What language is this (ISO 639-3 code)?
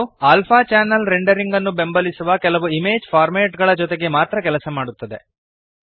kan